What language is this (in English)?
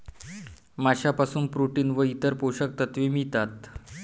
Marathi